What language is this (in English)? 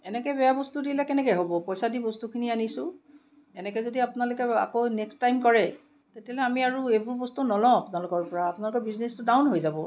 Assamese